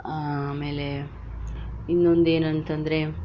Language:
Kannada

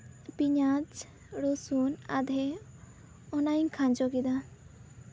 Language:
Santali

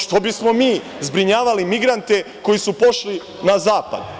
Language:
Serbian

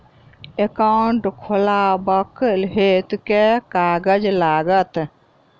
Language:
Maithili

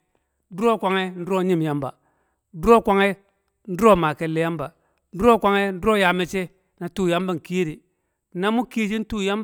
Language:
Kamo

